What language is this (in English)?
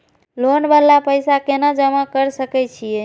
Maithili